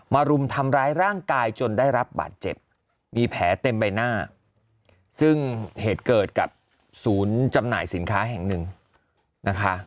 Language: Thai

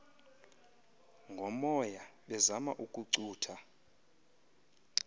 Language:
Xhosa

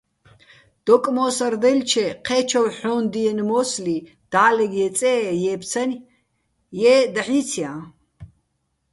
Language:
Bats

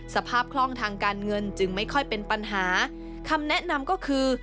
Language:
Thai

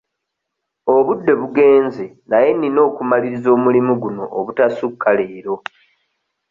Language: Ganda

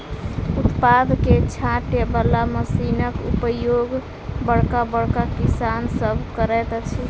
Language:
Maithili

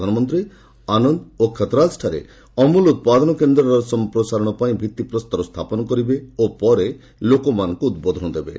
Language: Odia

